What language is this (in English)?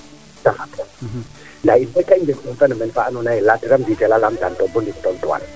Serer